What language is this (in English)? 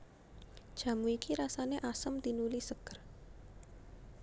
Javanese